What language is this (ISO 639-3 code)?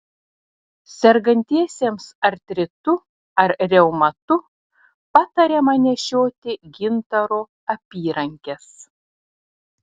lit